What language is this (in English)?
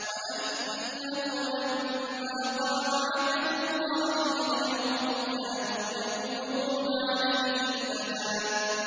Arabic